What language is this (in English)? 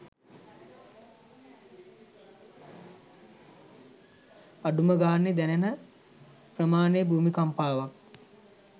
Sinhala